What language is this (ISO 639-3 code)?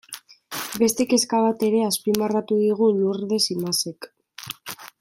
eus